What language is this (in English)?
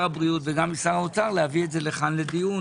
Hebrew